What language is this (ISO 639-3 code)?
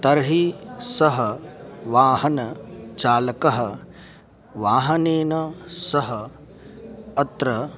san